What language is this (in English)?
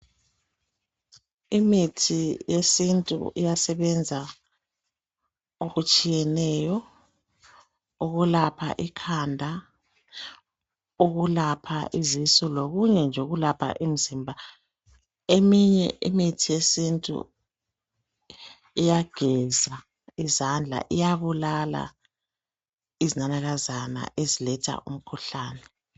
North Ndebele